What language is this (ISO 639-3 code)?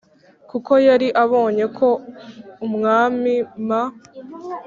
kin